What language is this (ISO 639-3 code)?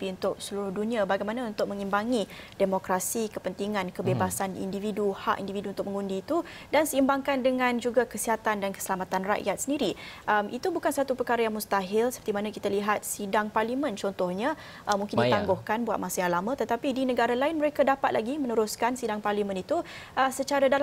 msa